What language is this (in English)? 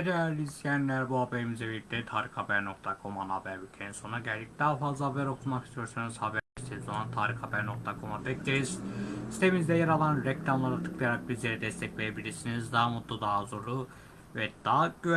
Turkish